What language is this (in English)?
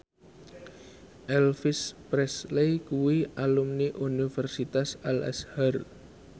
Javanese